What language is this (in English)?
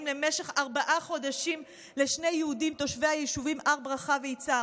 Hebrew